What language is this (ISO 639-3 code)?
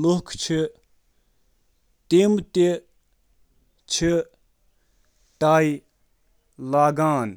kas